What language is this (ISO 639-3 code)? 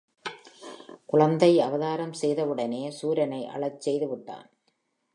tam